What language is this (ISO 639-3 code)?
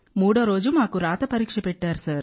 tel